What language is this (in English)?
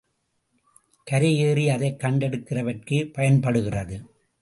Tamil